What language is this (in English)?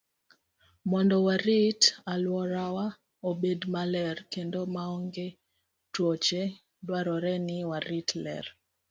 Luo (Kenya and Tanzania)